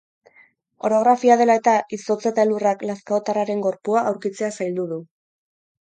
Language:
Basque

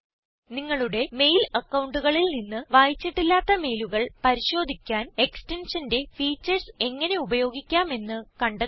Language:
Malayalam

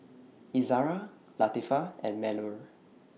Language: English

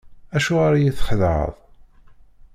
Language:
Kabyle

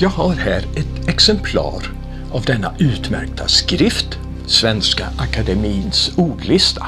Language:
Swedish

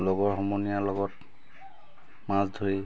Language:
Assamese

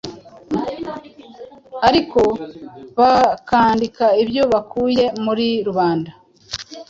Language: Kinyarwanda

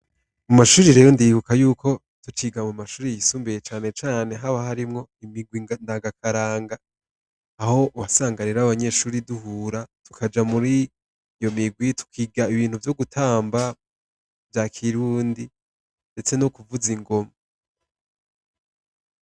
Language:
Rundi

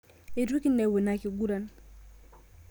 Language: Masai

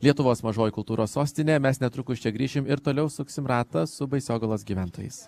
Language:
Lithuanian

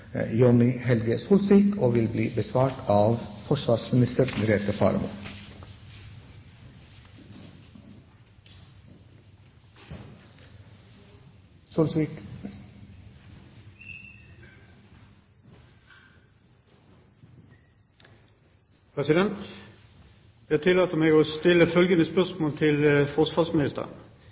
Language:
Norwegian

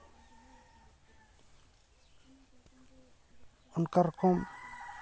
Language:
Santali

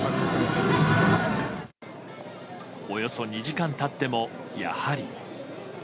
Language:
Japanese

